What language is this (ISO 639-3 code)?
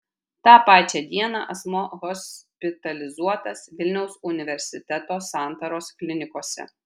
lit